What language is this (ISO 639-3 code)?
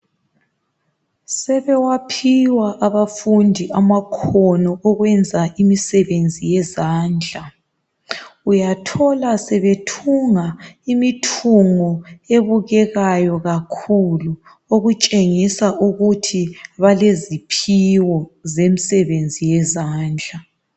nde